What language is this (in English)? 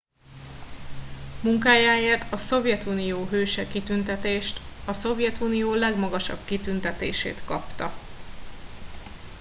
Hungarian